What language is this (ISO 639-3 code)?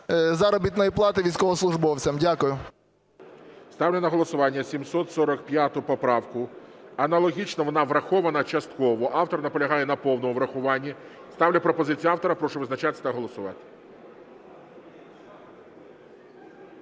ukr